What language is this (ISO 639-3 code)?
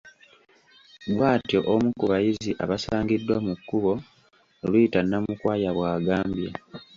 lug